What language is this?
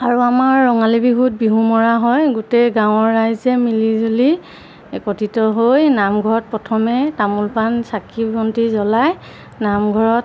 Assamese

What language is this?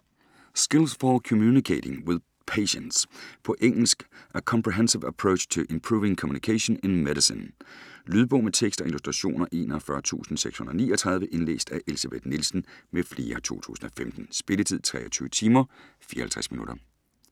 Danish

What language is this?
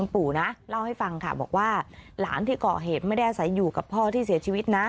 Thai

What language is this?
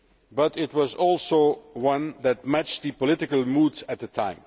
English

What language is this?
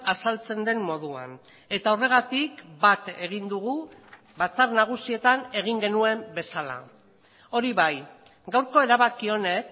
Basque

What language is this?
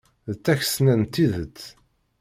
Kabyle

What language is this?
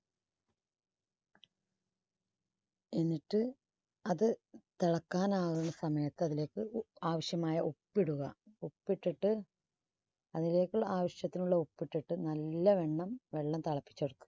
Malayalam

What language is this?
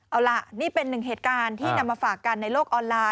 Thai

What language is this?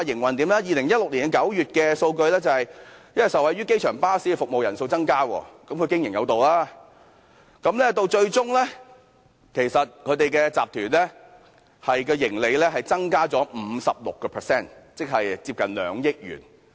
Cantonese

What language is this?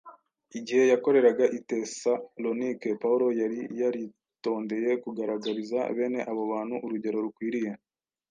Kinyarwanda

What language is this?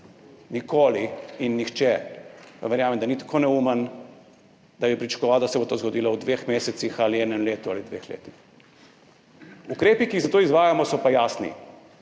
Slovenian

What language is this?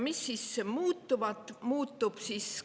Estonian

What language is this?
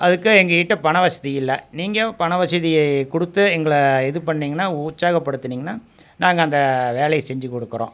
Tamil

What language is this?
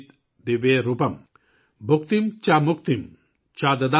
Urdu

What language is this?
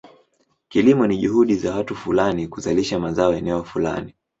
Swahili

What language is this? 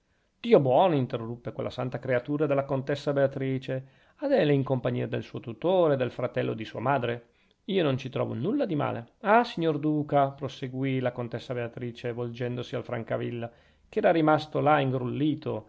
Italian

